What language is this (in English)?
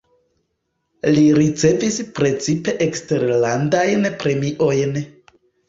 Esperanto